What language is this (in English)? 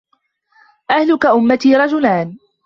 Arabic